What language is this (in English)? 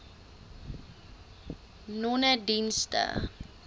Afrikaans